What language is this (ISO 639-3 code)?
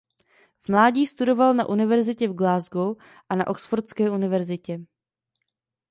ces